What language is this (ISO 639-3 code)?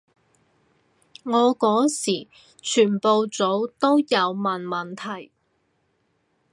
yue